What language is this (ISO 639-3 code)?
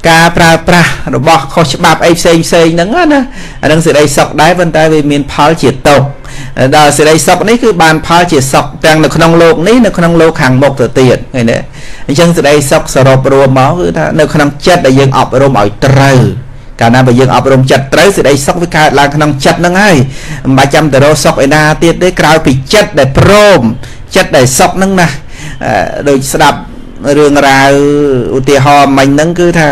vie